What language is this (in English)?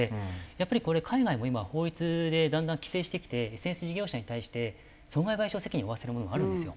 Japanese